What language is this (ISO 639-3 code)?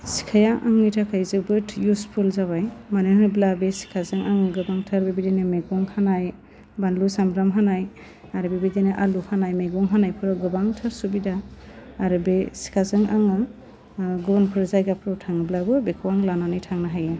brx